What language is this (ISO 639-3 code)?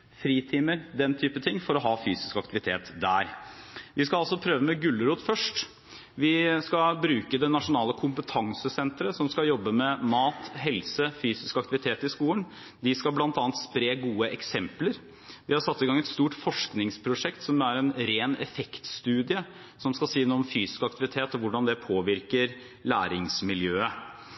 nob